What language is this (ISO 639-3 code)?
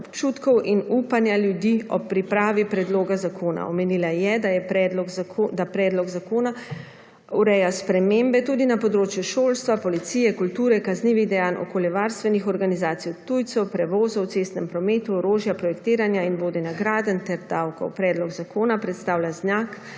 slv